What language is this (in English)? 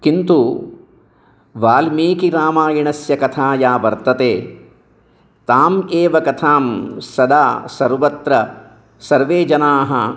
Sanskrit